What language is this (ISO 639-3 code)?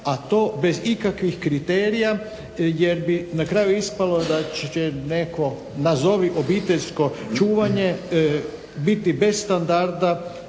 hrv